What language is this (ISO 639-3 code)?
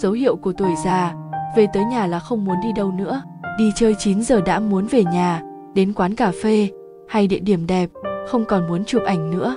vie